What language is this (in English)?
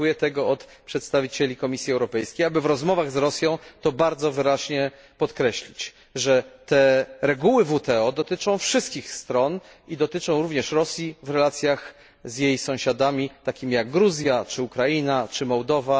Polish